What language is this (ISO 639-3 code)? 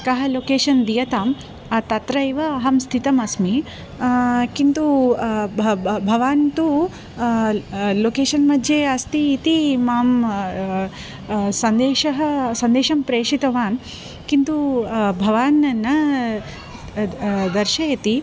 san